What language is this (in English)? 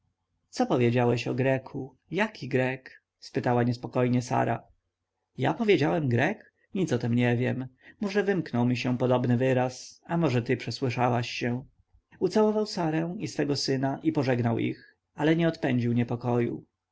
Polish